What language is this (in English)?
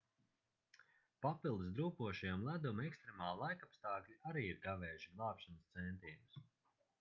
Latvian